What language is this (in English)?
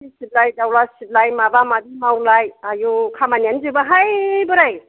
Bodo